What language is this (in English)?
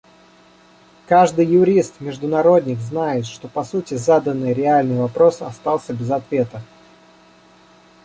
Russian